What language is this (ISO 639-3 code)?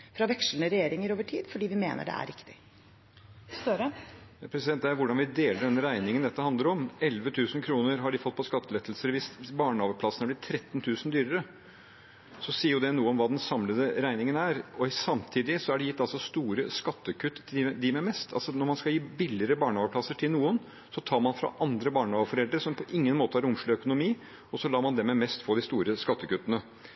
nor